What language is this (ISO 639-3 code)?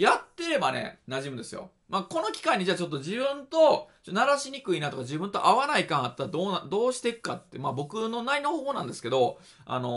jpn